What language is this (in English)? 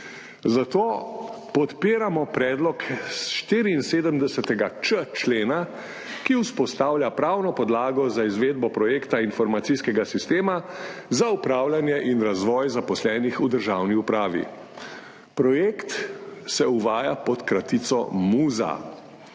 Slovenian